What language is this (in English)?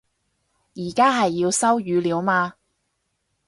Cantonese